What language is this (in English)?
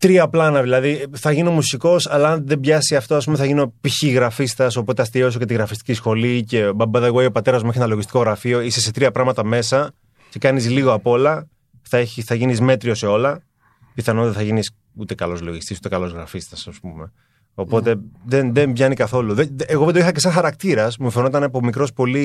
Greek